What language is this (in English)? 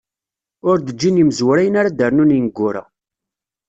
Kabyle